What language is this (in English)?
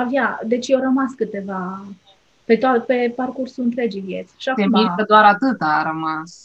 Romanian